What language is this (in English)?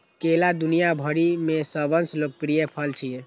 Maithili